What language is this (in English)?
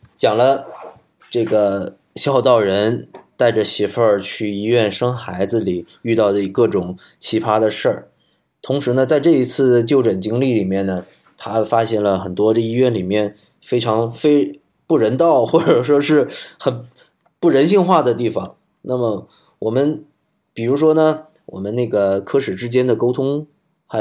Chinese